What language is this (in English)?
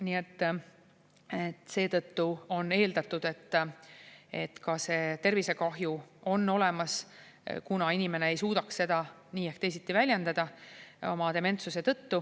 Estonian